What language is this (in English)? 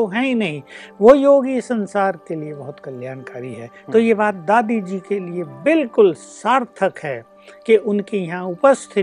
Hindi